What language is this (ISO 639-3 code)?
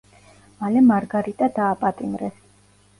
kat